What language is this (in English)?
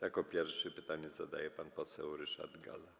Polish